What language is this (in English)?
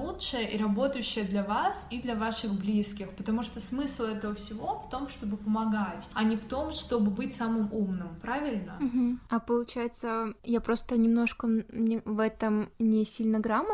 Russian